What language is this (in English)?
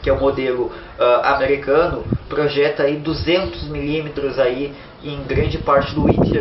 Portuguese